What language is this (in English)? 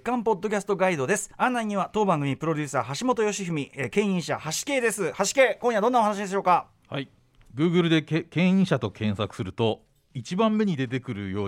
Japanese